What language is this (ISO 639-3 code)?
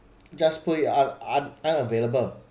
eng